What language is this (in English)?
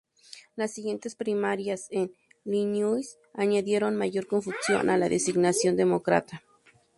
Spanish